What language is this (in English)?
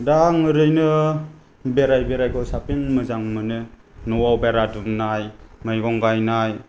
Bodo